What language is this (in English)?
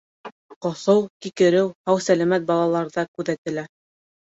Bashkir